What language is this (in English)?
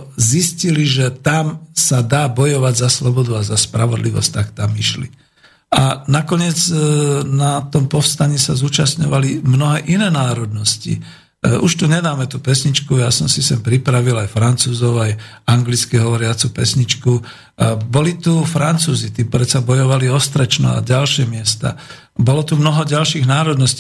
Slovak